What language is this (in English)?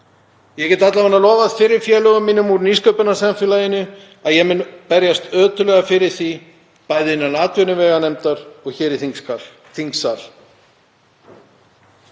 Icelandic